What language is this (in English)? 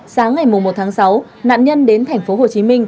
Vietnamese